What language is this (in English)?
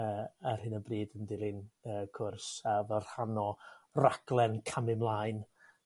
Welsh